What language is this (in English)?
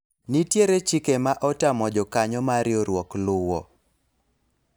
Luo (Kenya and Tanzania)